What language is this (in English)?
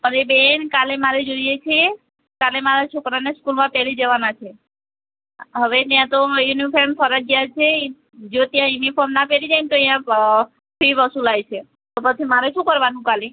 Gujarati